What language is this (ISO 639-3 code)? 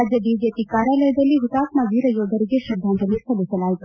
kan